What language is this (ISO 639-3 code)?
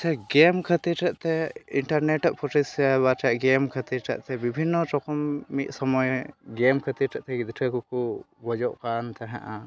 sat